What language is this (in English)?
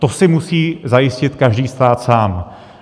Czech